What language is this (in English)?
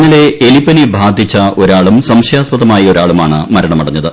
Malayalam